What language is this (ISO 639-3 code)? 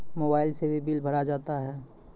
mai